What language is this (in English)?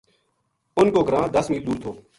Gujari